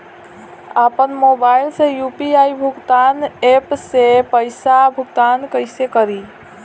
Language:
Bhojpuri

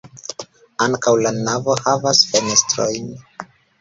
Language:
Esperanto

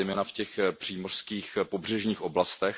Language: Czech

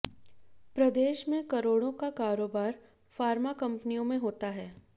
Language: Hindi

